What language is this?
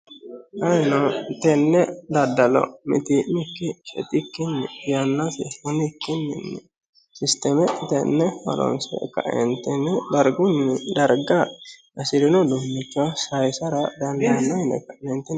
Sidamo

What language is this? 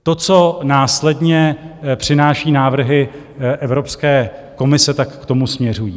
Czech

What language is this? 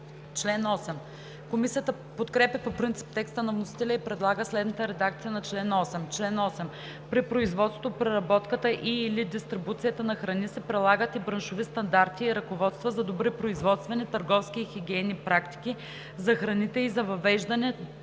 Bulgarian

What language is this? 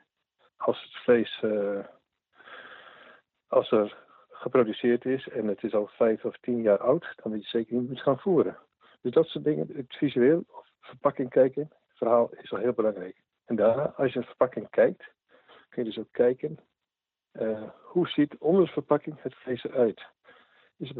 Dutch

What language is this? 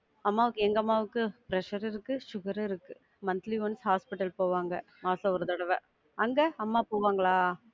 Tamil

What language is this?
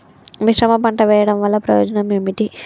Telugu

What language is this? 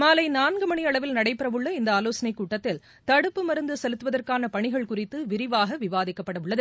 Tamil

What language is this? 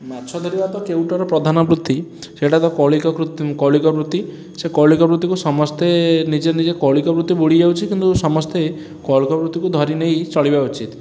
Odia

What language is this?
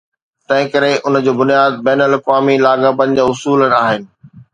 Sindhi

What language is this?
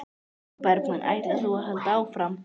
Icelandic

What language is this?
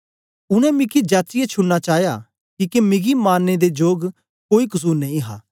Dogri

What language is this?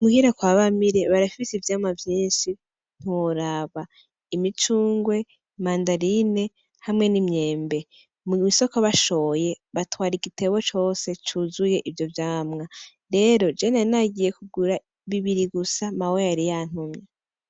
Rundi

